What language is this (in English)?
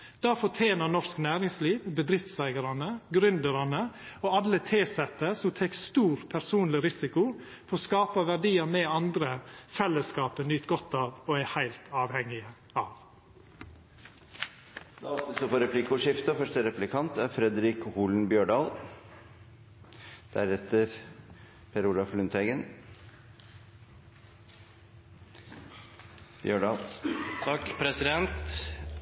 Norwegian